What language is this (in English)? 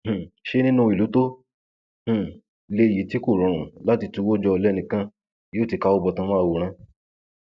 Yoruba